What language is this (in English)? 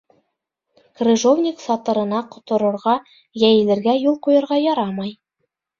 Bashkir